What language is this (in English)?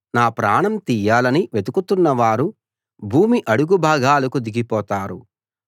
Telugu